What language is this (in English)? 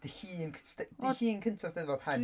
Welsh